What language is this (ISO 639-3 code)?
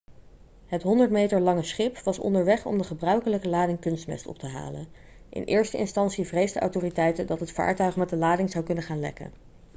nld